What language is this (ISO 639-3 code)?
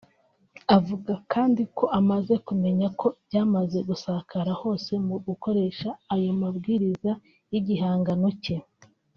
kin